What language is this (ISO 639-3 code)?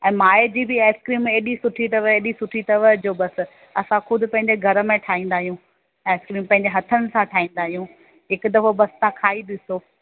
snd